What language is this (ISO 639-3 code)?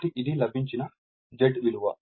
tel